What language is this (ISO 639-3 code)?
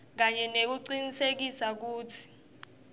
ssw